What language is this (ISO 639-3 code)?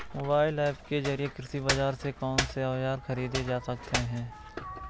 hin